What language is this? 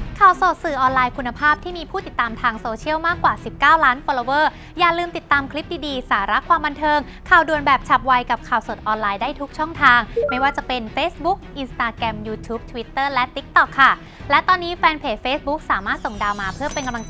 Thai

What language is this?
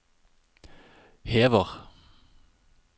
Norwegian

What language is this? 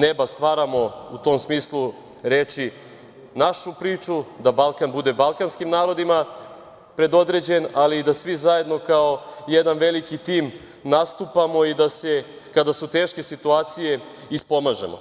Serbian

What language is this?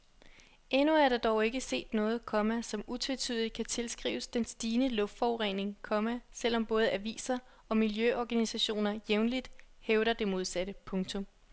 Danish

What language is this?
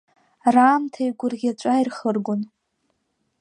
Abkhazian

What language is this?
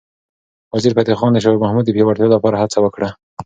Pashto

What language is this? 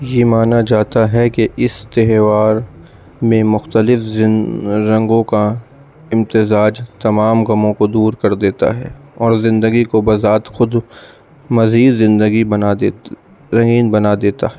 Urdu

